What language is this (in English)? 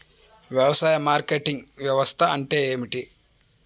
Telugu